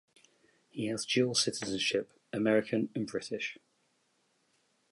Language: English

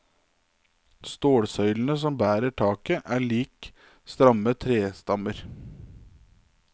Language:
Norwegian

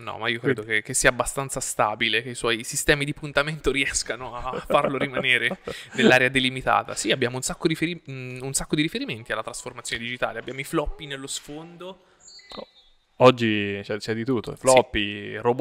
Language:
Italian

